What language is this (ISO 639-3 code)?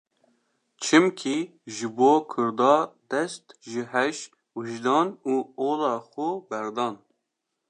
kur